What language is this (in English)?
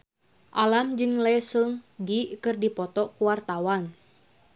Sundanese